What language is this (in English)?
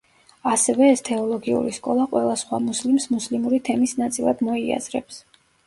Georgian